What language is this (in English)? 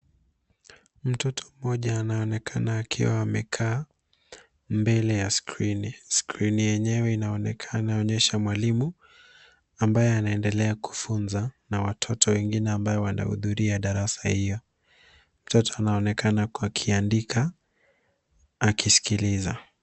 Swahili